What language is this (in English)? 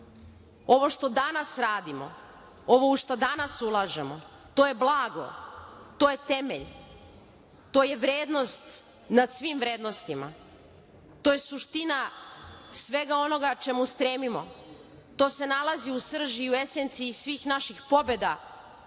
Serbian